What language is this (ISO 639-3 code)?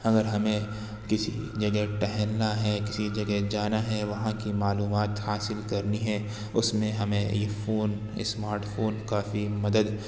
urd